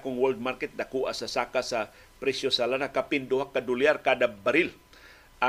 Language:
Filipino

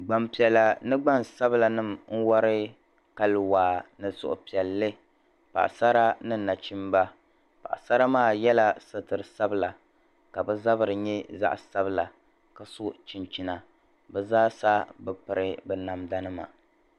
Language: Dagbani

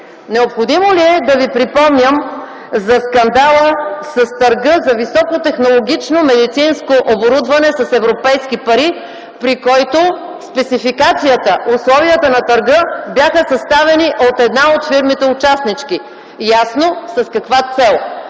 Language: Bulgarian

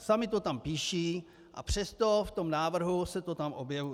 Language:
Czech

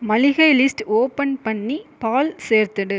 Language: Tamil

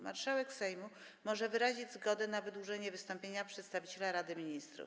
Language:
Polish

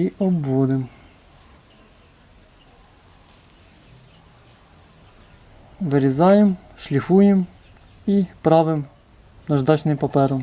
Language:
Ukrainian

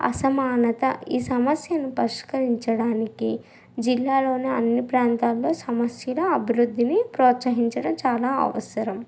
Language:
Telugu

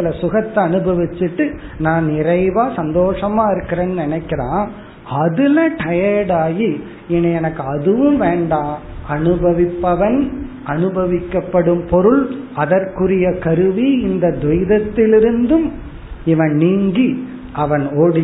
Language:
Tamil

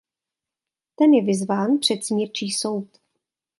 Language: Czech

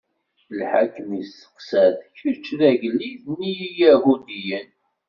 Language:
Kabyle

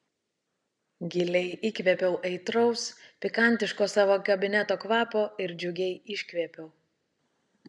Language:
Lithuanian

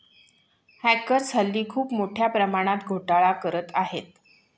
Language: Marathi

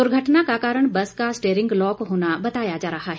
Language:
Hindi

